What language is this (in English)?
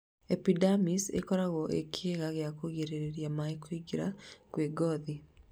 Kikuyu